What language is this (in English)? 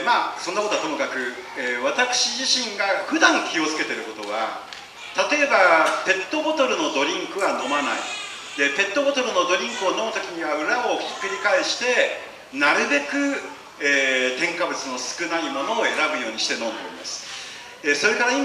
Japanese